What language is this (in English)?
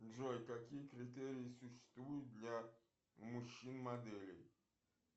Russian